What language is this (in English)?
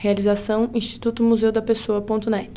Portuguese